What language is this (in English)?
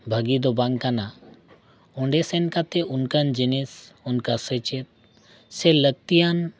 Santali